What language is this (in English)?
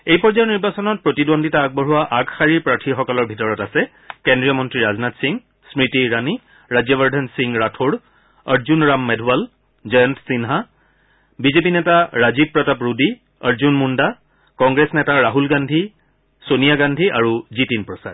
Assamese